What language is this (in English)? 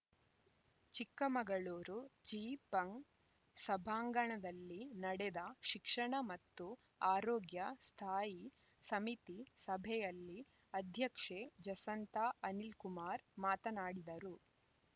Kannada